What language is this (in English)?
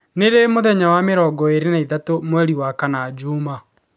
Kikuyu